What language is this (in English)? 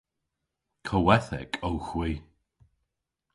Cornish